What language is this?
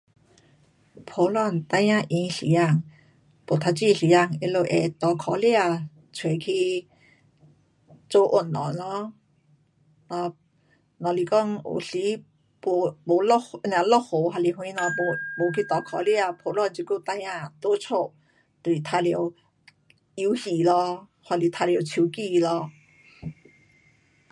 Pu-Xian Chinese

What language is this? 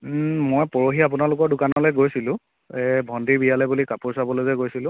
Assamese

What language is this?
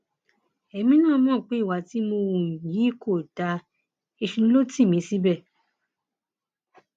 Yoruba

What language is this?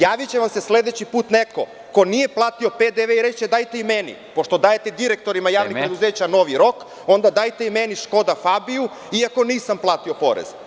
Serbian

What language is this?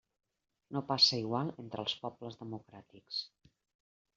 Catalan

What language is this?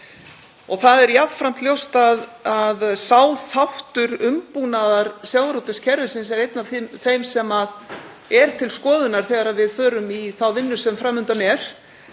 Icelandic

